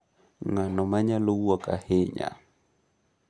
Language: Luo (Kenya and Tanzania)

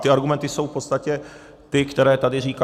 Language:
Czech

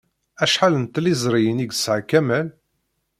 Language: Kabyle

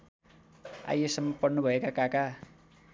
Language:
Nepali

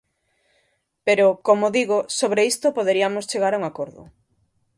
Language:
Galician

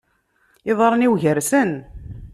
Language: Kabyle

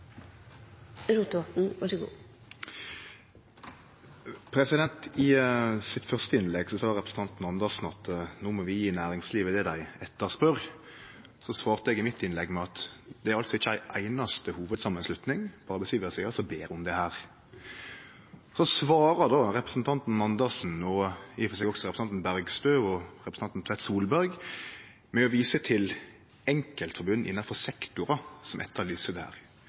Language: Norwegian Nynorsk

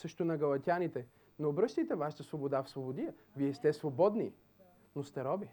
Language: Bulgarian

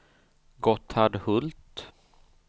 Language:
Swedish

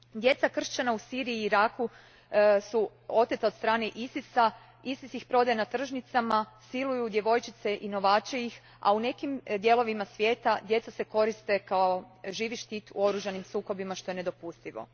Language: Croatian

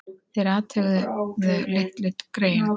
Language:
Icelandic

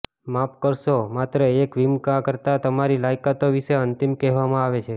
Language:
Gujarati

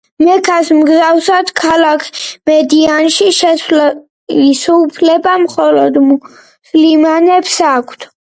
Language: Georgian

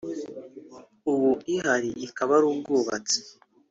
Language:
Kinyarwanda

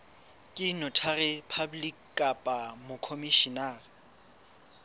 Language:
Southern Sotho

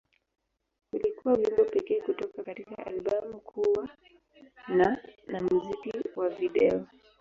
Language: Swahili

